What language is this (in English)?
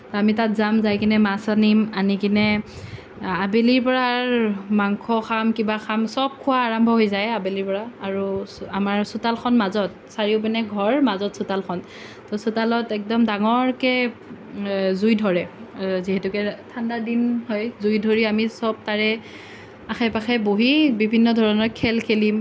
Assamese